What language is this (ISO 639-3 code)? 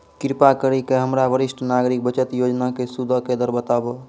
mai